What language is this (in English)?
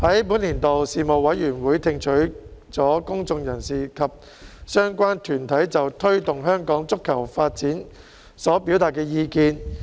Cantonese